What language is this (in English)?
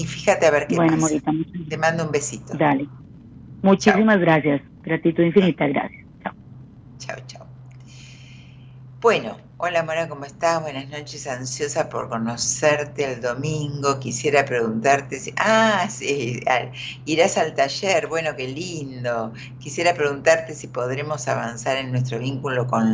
Spanish